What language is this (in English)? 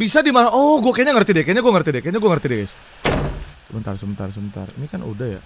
Indonesian